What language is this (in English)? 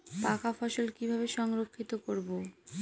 Bangla